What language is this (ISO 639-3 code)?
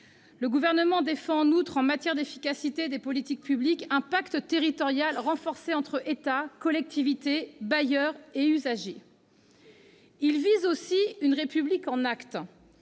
fra